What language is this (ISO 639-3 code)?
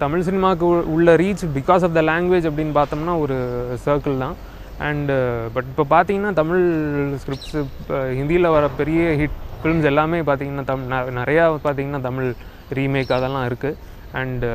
ron